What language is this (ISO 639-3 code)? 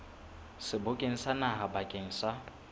sot